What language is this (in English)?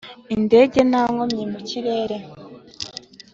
Kinyarwanda